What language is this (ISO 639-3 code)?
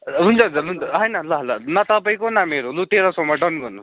nep